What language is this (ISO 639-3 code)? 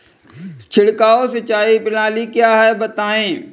hin